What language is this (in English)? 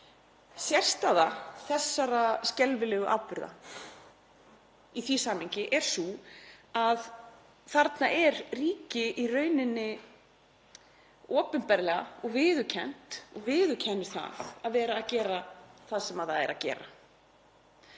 Icelandic